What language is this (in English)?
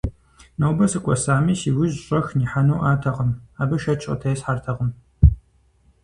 Kabardian